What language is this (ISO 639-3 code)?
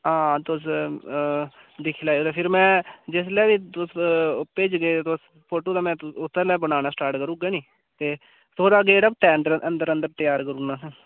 doi